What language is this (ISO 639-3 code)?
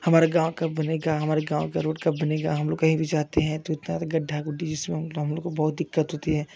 hin